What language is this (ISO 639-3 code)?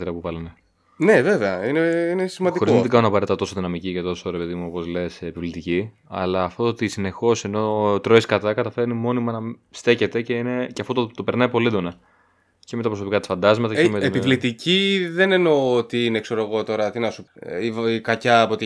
ell